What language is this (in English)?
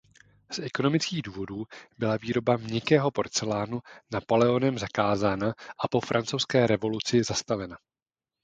Czech